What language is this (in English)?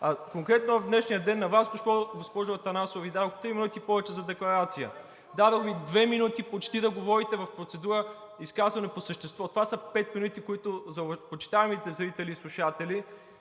Bulgarian